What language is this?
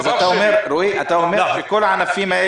Hebrew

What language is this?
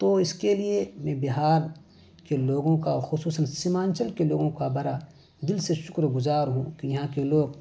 Urdu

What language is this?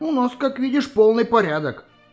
Russian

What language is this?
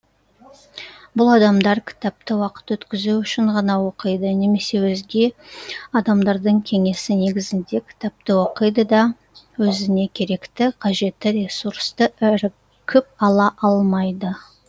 Kazakh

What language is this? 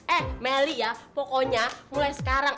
Indonesian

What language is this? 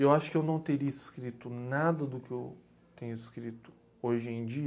Portuguese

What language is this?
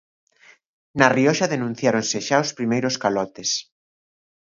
Galician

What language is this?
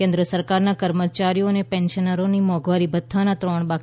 Gujarati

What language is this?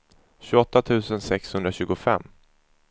Swedish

